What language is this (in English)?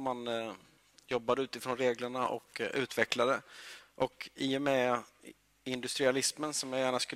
Swedish